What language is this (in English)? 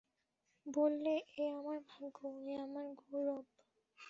Bangla